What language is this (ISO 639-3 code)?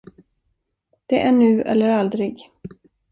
swe